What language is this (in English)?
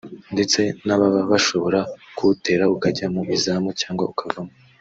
Kinyarwanda